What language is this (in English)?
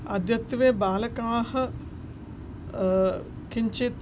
Sanskrit